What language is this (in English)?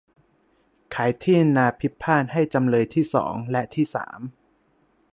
Thai